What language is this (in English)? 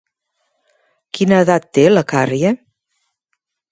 Catalan